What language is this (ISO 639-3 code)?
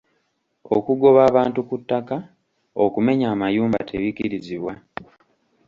lug